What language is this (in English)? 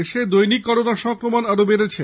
Bangla